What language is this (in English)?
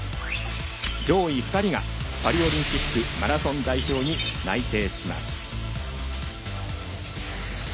Japanese